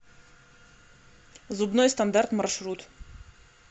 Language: Russian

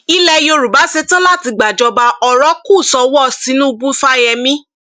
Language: Yoruba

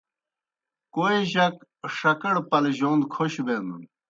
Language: Kohistani Shina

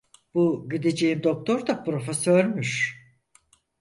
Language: Turkish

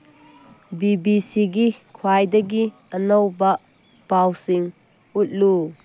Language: Manipuri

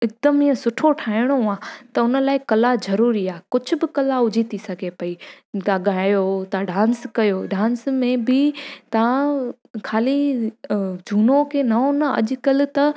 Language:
Sindhi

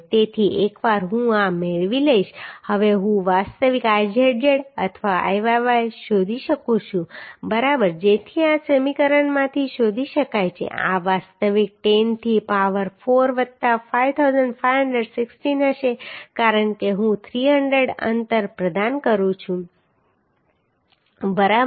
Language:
Gujarati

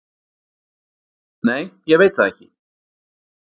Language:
Icelandic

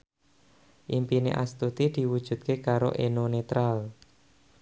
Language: Javanese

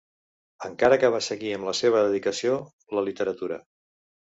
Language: Catalan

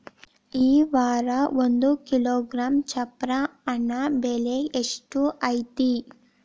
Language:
Kannada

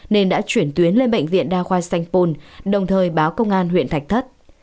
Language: Vietnamese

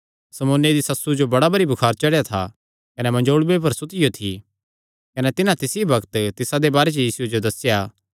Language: Kangri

